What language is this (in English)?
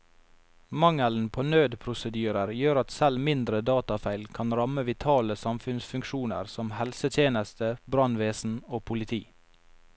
Norwegian